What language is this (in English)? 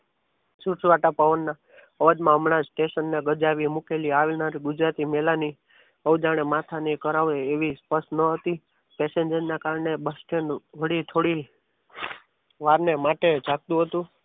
Gujarati